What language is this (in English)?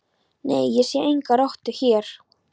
Icelandic